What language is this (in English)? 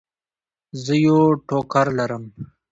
Pashto